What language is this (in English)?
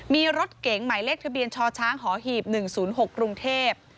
Thai